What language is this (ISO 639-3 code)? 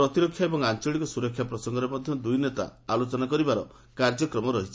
ori